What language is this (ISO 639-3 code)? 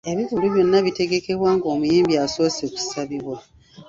lug